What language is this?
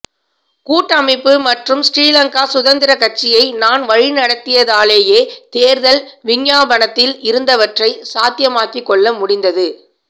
Tamil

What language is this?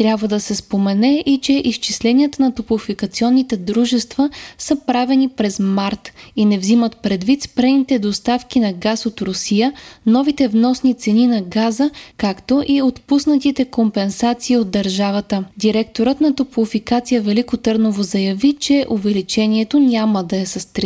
Bulgarian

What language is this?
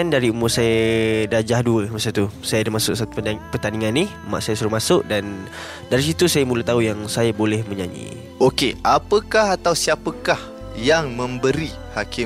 Malay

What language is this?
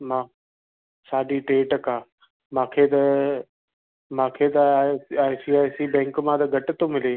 Sindhi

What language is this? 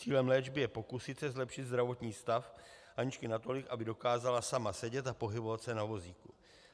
Czech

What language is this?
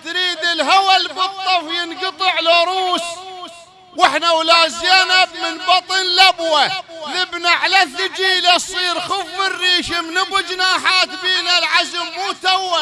Arabic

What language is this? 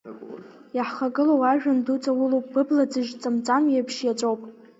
Abkhazian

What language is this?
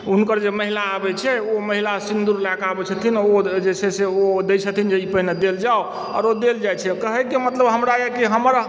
Maithili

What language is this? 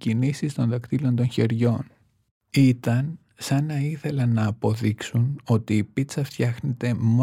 Greek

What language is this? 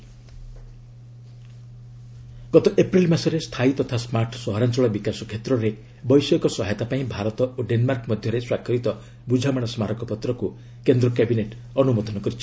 Odia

